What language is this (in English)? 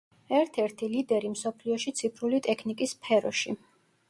Georgian